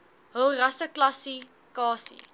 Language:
Afrikaans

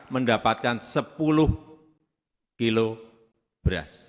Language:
Indonesian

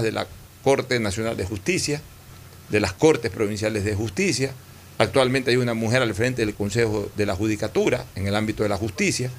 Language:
Spanish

